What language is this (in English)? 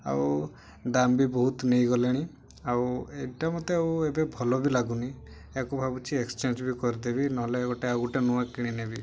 Odia